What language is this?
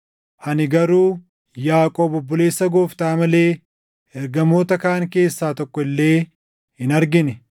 Oromo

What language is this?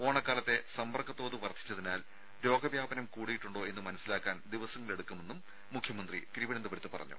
Malayalam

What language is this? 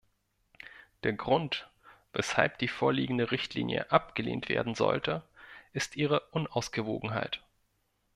German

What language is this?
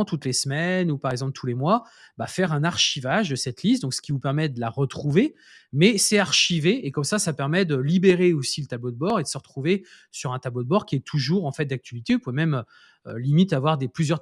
French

